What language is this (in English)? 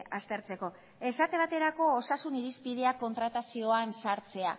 Basque